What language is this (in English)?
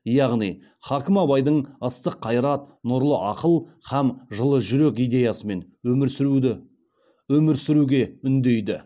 Kazakh